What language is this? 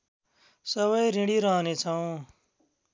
Nepali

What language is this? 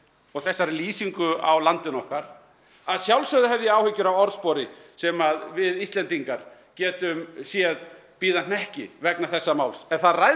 Icelandic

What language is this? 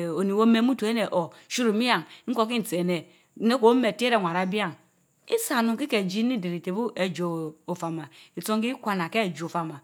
Mbe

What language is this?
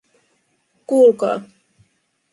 Finnish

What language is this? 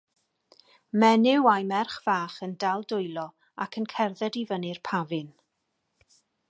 Welsh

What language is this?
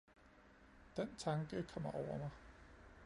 Danish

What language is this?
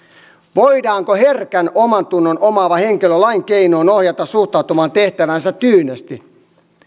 Finnish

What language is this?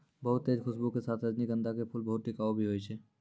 Maithili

